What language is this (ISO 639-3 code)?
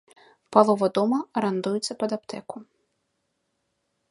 bel